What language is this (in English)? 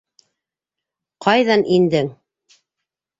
Bashkir